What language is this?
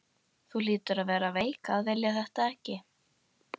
Icelandic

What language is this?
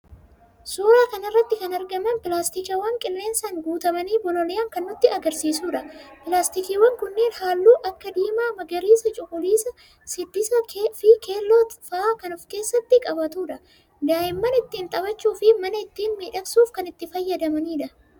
Oromo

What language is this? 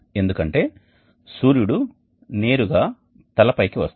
Telugu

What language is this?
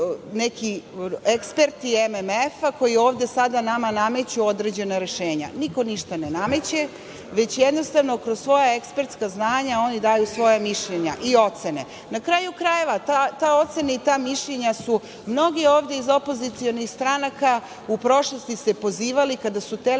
Serbian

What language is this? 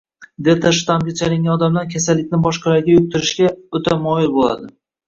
Uzbek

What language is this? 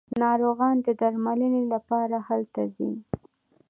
Pashto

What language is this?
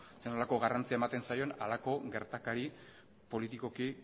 Basque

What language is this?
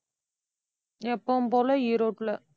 Tamil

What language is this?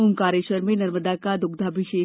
Hindi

